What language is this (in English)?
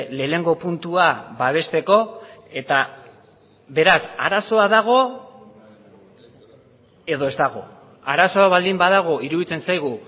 Basque